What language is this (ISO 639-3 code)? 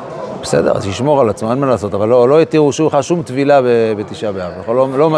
heb